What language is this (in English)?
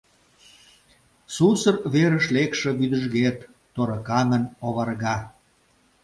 Mari